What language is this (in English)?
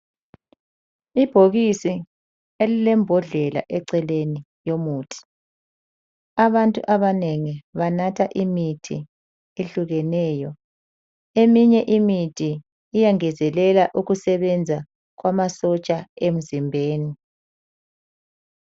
North Ndebele